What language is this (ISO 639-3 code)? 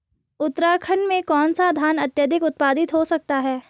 hin